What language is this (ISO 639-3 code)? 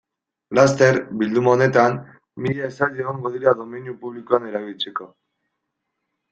eus